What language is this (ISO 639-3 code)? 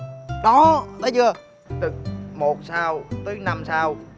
vie